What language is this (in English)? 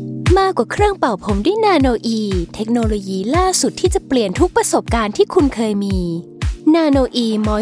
Thai